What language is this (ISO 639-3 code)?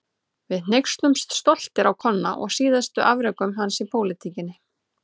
isl